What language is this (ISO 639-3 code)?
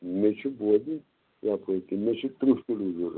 kas